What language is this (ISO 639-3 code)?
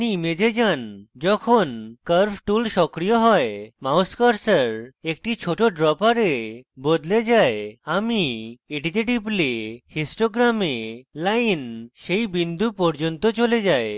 ben